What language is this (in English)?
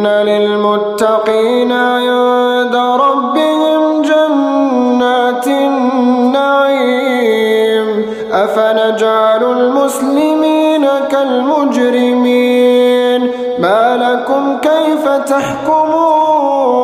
Arabic